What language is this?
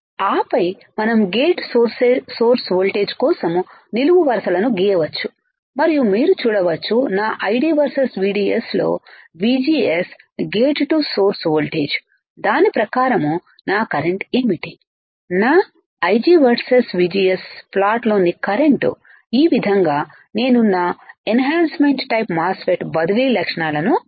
Telugu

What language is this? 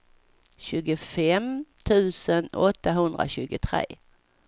Swedish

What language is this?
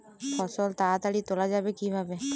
Bangla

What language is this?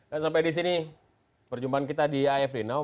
Indonesian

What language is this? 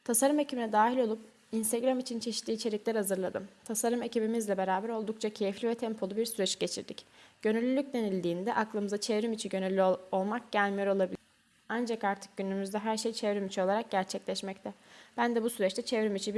Turkish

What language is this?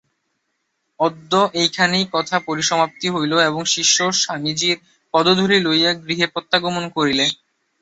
Bangla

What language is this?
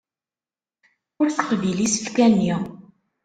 Kabyle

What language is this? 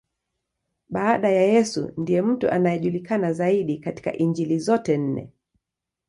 Swahili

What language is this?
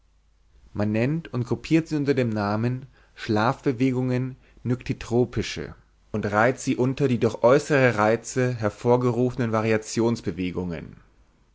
German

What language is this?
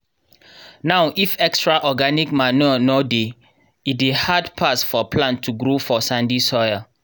Nigerian Pidgin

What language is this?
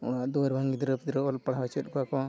Santali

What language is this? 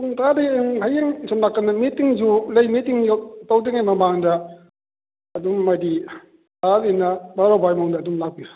Manipuri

